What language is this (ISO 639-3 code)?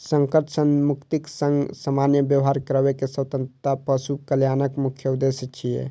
mai